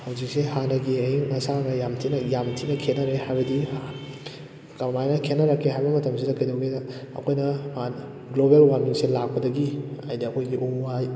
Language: Manipuri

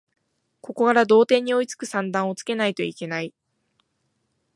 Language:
Japanese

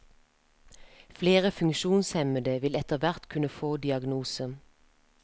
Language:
Norwegian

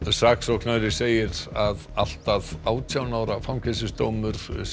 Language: Icelandic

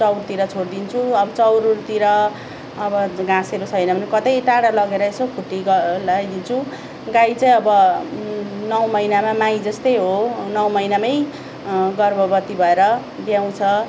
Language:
Nepali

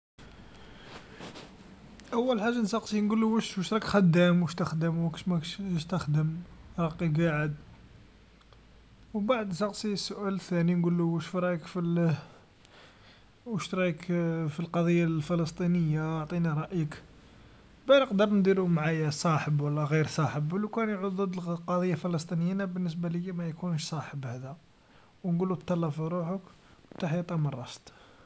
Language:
Algerian Arabic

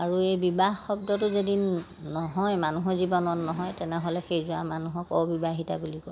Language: Assamese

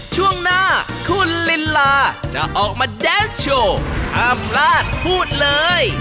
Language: Thai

